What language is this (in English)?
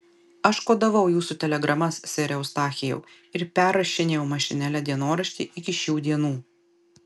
Lithuanian